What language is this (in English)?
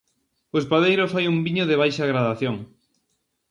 Galician